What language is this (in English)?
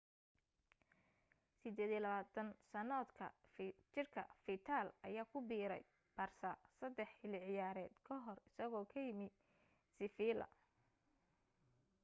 Somali